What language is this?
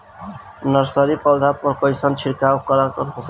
Bhojpuri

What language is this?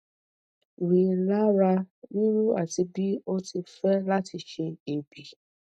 Yoruba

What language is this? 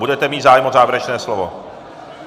Czech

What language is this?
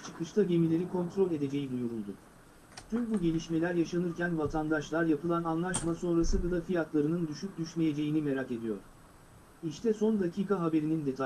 Turkish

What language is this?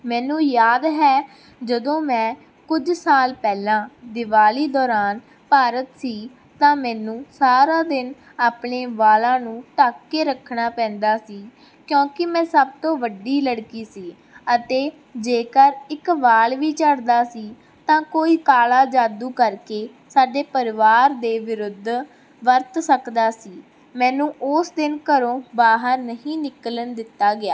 Punjabi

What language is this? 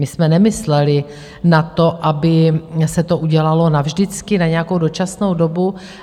Czech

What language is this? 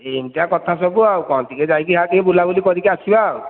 Odia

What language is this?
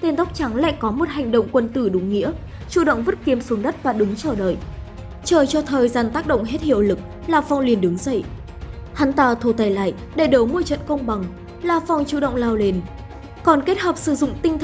Vietnamese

